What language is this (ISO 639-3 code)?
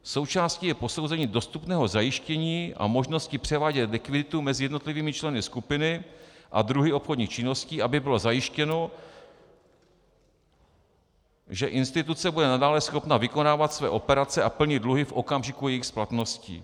ces